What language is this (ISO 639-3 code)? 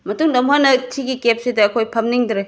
mni